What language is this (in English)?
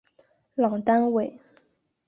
Chinese